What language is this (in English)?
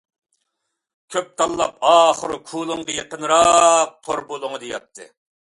Uyghur